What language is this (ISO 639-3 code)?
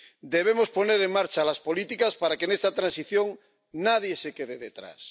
spa